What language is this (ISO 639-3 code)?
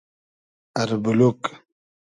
haz